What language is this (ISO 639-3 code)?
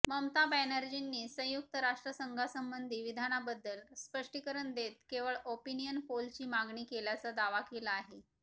mar